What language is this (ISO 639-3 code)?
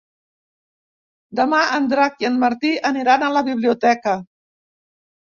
cat